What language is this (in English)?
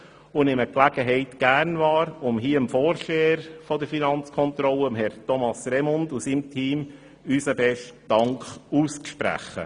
Swiss German